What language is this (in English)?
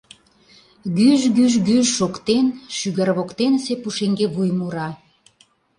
Mari